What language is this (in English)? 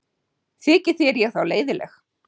Icelandic